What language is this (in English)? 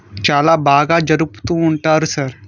Telugu